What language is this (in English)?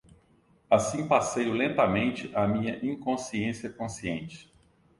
Portuguese